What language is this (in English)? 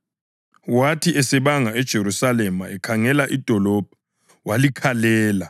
North Ndebele